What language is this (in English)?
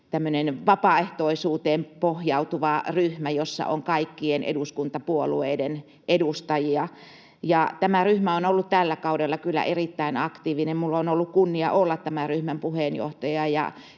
Finnish